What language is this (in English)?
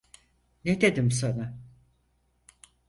Turkish